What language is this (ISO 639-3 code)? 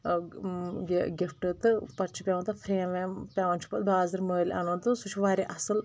kas